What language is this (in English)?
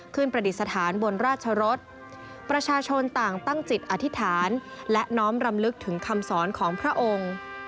Thai